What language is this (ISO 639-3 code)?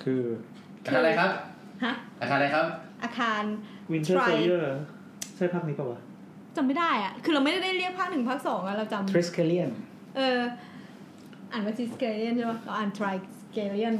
tha